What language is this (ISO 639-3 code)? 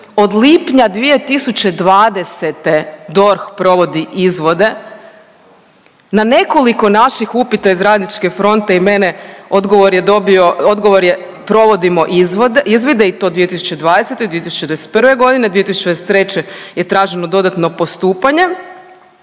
hrv